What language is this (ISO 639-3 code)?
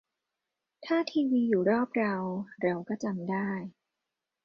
tha